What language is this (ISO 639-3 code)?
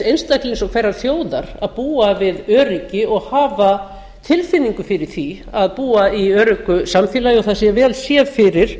isl